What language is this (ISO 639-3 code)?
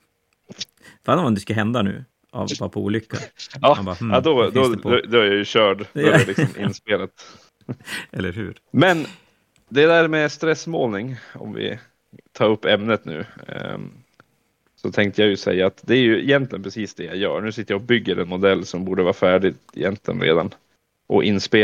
swe